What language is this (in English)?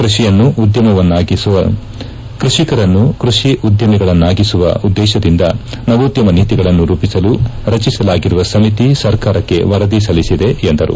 Kannada